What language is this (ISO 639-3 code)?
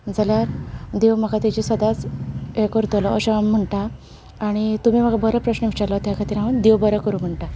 kok